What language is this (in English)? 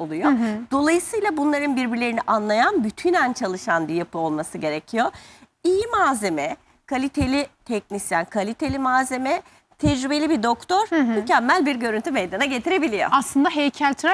Turkish